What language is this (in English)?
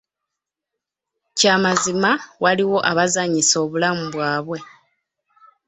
Ganda